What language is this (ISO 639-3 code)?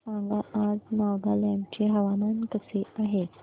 mar